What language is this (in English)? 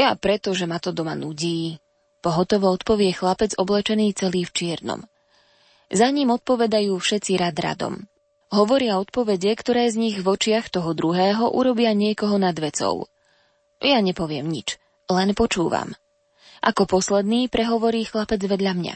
Slovak